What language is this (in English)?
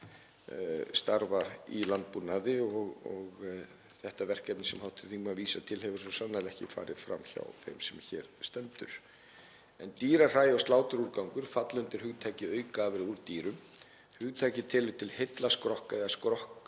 Icelandic